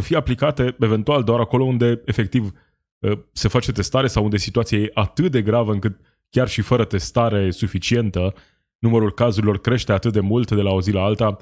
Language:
Romanian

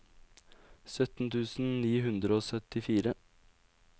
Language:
Norwegian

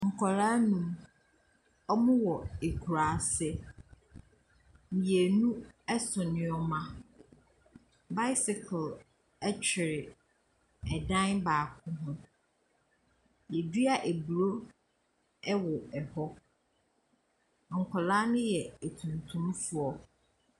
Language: Akan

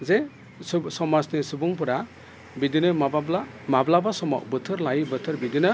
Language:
Bodo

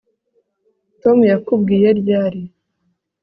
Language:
Kinyarwanda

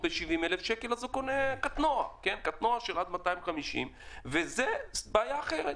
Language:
Hebrew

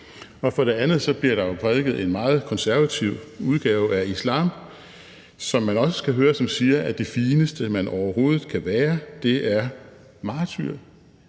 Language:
Danish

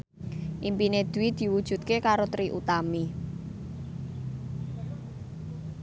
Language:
Javanese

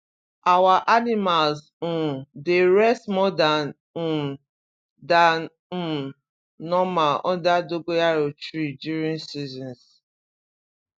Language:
Nigerian Pidgin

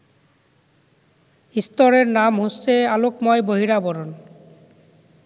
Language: Bangla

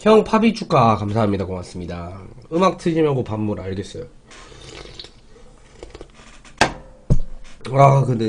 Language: Korean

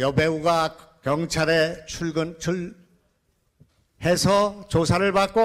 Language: Korean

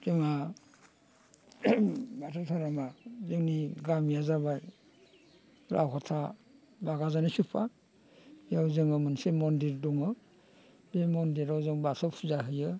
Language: Bodo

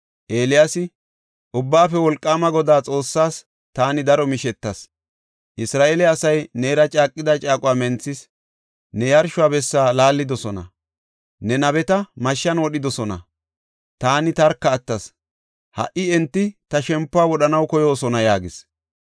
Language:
Gofa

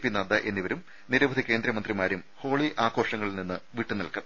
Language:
Malayalam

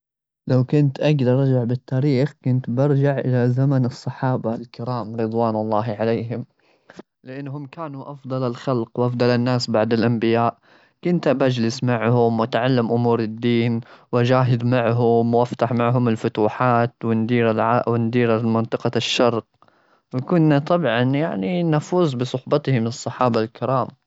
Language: Gulf Arabic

